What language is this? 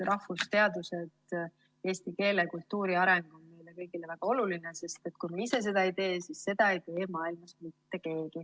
Estonian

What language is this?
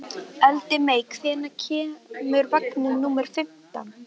Icelandic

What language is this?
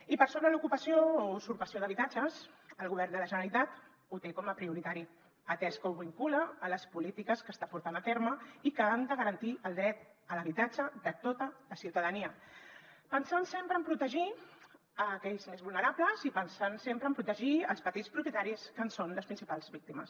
Catalan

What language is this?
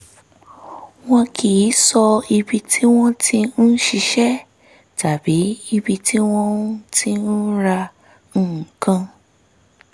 Yoruba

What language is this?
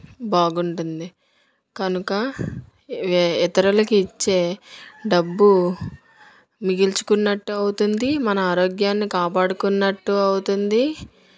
Telugu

